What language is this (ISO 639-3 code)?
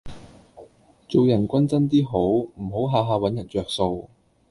yue